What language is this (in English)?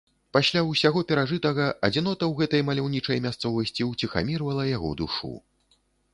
Belarusian